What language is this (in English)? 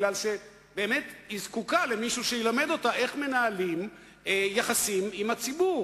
Hebrew